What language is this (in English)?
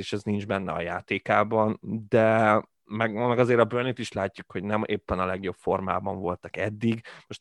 Hungarian